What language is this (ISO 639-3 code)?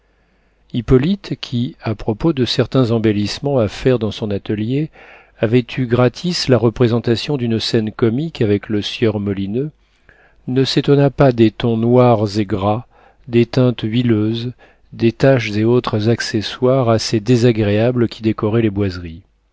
fra